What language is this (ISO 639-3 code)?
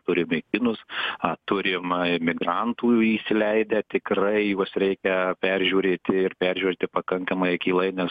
lit